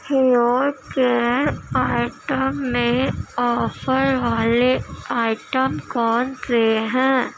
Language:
Urdu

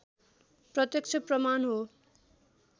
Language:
Nepali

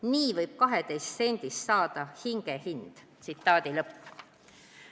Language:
Estonian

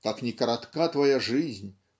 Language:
Russian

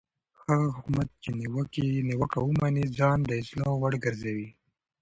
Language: Pashto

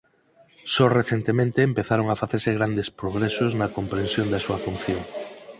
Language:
Galician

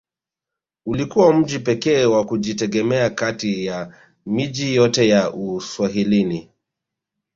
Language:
Swahili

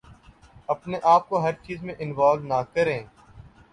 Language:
Urdu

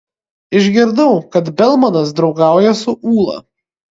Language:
Lithuanian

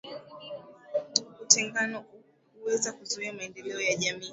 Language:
Swahili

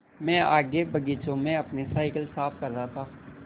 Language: Hindi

